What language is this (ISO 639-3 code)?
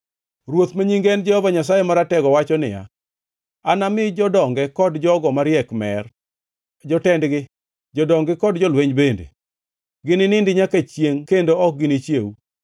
luo